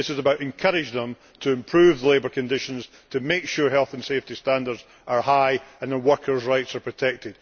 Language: English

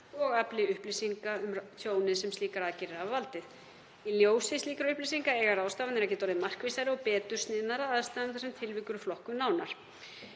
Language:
Icelandic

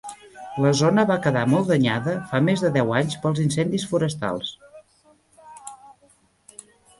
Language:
Catalan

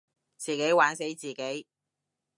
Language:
Cantonese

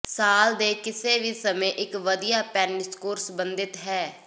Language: Punjabi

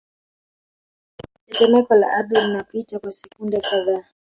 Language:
Swahili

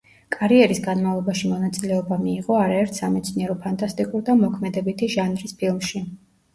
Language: Georgian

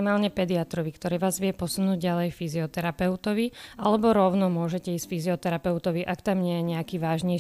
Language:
Slovak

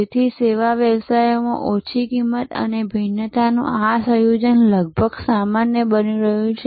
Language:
Gujarati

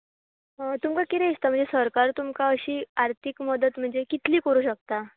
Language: Konkani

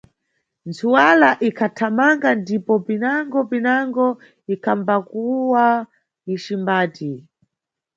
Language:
Nyungwe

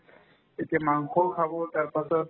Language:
Assamese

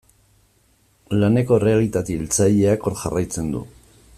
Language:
Basque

